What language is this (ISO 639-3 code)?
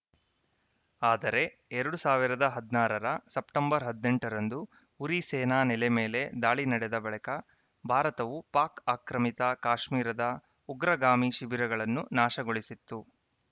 kan